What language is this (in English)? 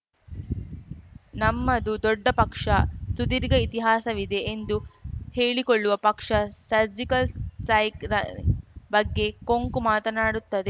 Kannada